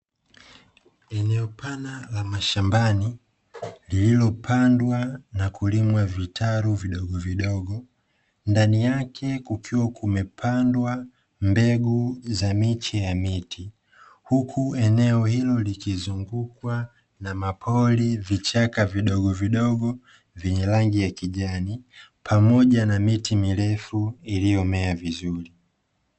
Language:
Swahili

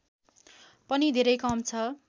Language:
Nepali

